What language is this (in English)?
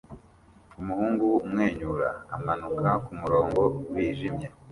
Kinyarwanda